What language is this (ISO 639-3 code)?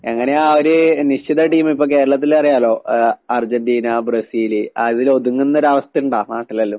mal